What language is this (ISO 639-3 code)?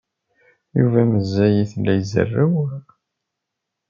kab